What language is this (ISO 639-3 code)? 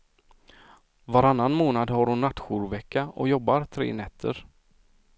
swe